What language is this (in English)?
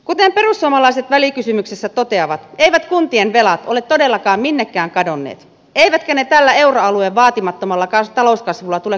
Finnish